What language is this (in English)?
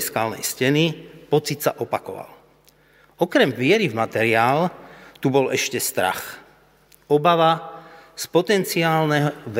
Slovak